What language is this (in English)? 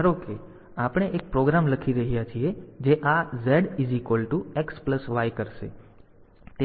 Gujarati